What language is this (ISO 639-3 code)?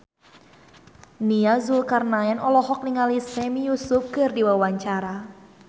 sun